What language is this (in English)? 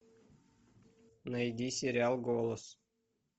Russian